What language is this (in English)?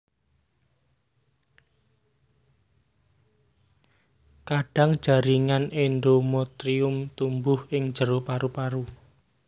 Javanese